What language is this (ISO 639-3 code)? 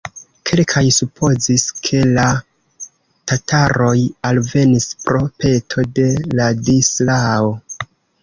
epo